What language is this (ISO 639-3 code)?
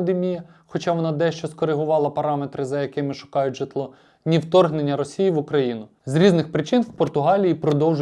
ukr